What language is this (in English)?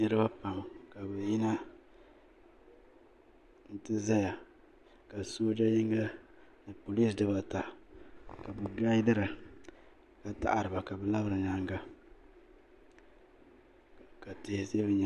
Dagbani